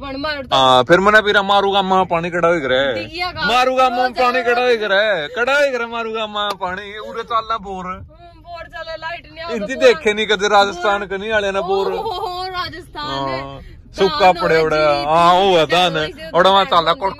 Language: Hindi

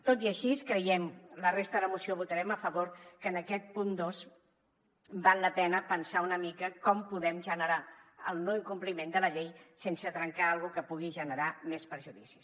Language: Catalan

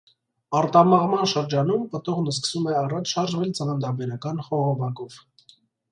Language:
Armenian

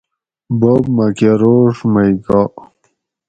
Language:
Gawri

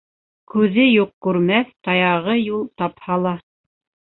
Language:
Bashkir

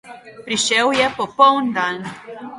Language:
Slovenian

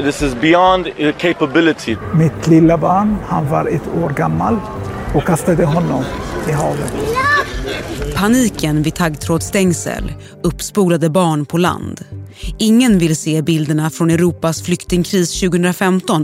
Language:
Swedish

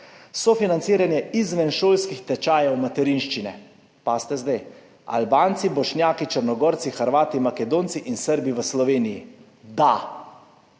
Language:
Slovenian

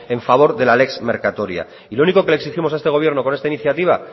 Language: Spanish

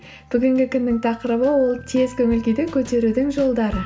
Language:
Kazakh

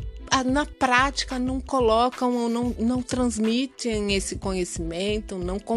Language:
Portuguese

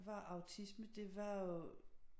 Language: Danish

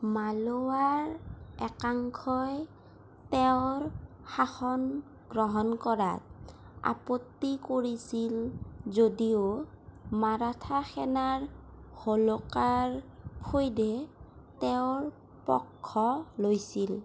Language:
Assamese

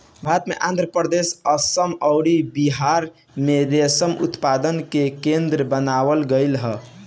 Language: Bhojpuri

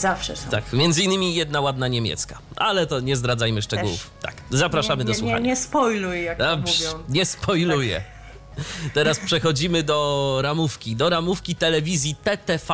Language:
Polish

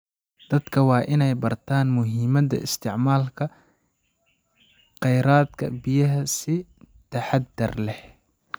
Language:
Somali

